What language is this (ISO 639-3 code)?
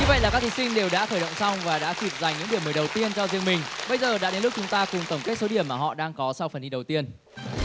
vie